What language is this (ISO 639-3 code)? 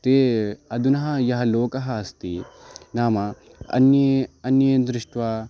san